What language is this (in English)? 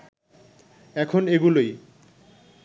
Bangla